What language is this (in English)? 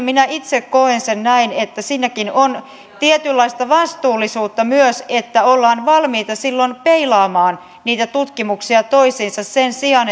Finnish